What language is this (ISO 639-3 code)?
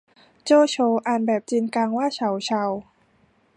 tha